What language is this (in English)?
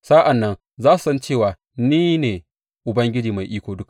Hausa